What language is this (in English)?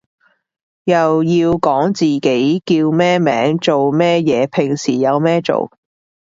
Cantonese